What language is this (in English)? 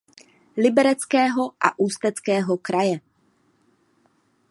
Czech